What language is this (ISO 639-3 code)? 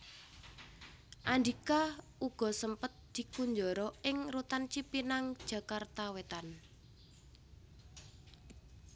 jav